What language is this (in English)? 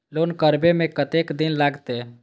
Maithili